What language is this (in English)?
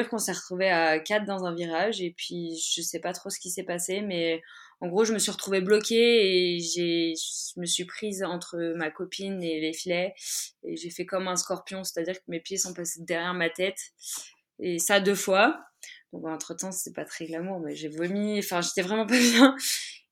French